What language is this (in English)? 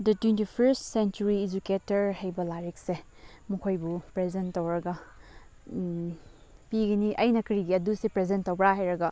Manipuri